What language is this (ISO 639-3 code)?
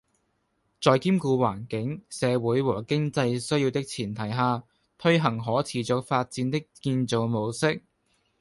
yue